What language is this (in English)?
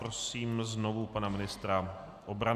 Czech